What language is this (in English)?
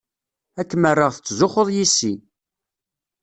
Kabyle